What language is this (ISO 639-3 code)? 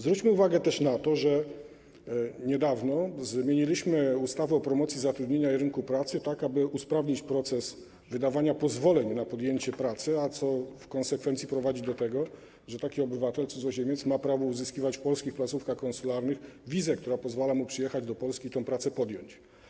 pol